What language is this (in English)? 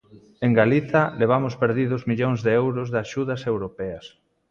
Galician